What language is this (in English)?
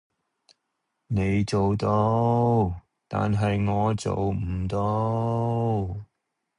Cantonese